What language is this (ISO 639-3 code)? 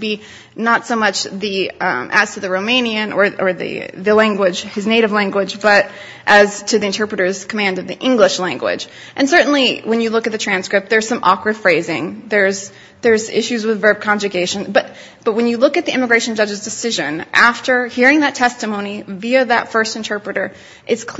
eng